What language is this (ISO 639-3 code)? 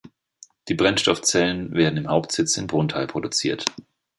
deu